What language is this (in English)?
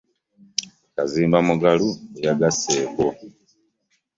Ganda